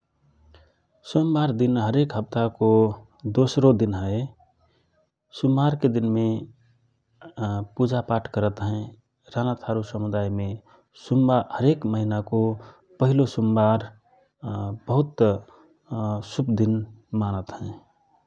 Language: Rana Tharu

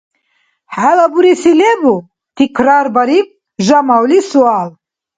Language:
Dargwa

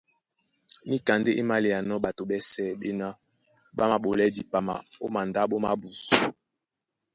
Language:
Duala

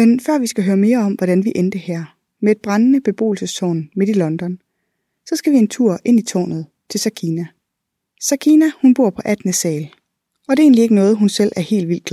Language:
Danish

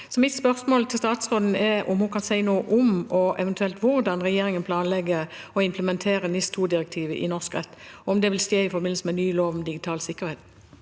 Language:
Norwegian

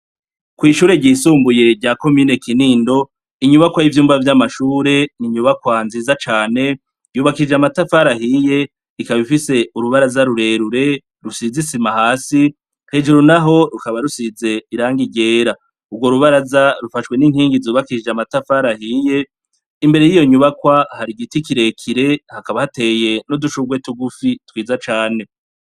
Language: Rundi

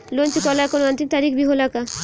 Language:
Bhojpuri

